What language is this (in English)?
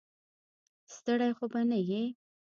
Pashto